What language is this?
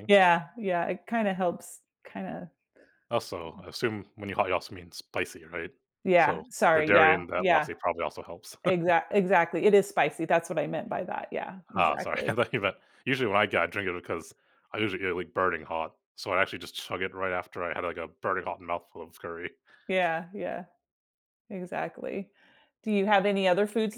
English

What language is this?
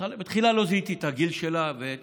Hebrew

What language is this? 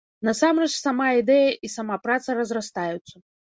Belarusian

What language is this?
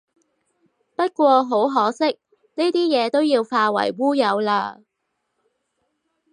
Cantonese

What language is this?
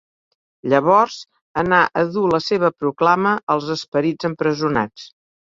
Catalan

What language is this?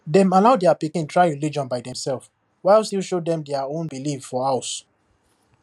Nigerian Pidgin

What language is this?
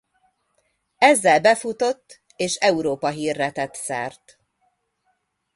Hungarian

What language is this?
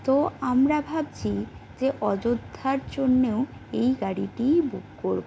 Bangla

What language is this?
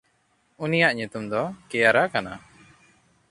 Santali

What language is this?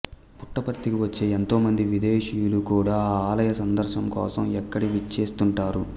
Telugu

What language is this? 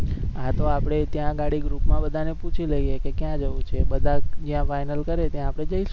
Gujarati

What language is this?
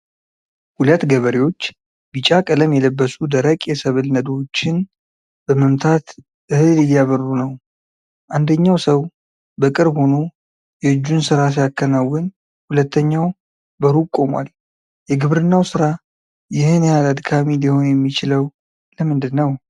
Amharic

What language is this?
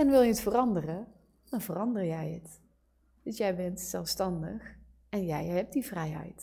Dutch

